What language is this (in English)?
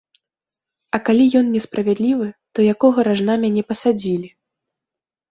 Belarusian